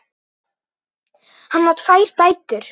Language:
Icelandic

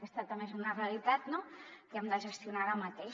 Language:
Catalan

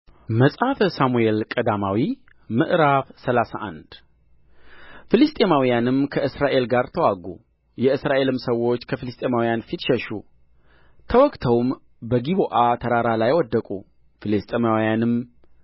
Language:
Amharic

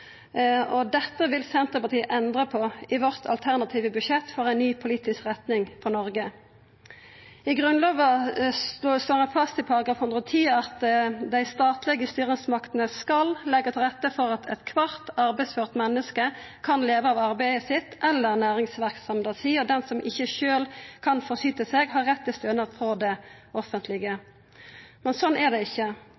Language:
Norwegian Nynorsk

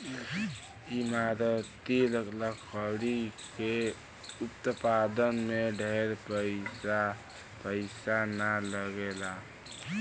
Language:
Bhojpuri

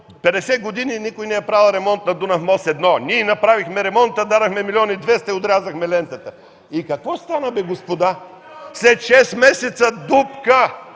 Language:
Bulgarian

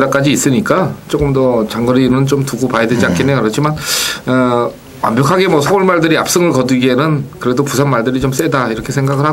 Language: Korean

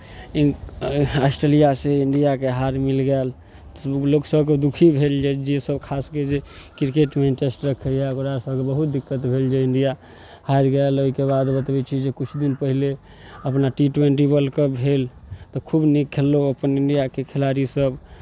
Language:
Maithili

